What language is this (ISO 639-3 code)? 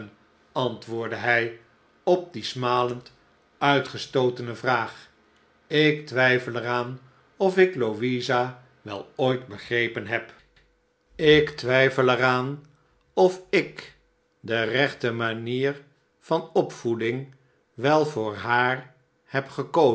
nld